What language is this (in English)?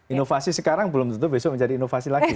Indonesian